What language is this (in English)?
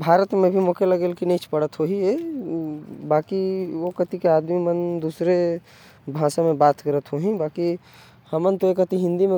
Korwa